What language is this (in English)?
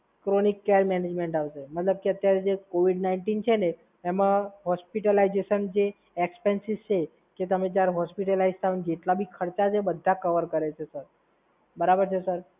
Gujarati